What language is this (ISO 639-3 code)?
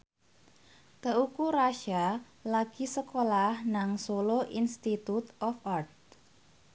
jav